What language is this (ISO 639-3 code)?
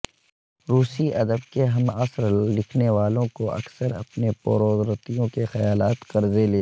urd